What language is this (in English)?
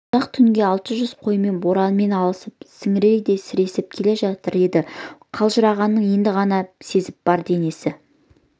Kazakh